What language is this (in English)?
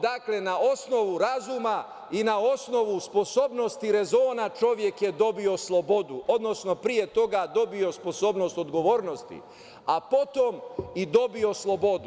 Serbian